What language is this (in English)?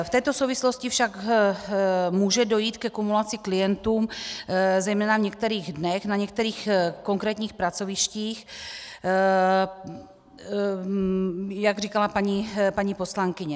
Czech